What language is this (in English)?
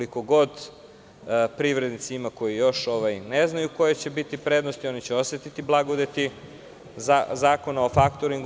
Serbian